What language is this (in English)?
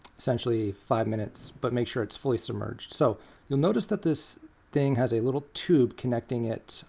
English